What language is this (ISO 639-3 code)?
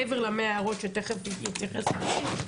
heb